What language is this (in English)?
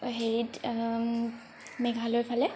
Assamese